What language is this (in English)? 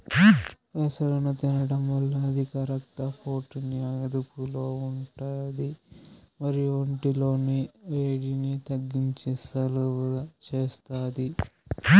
Telugu